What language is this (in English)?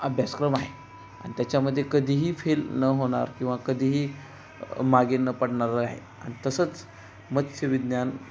Marathi